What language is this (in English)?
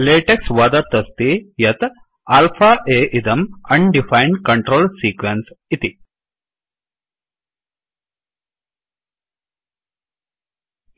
Sanskrit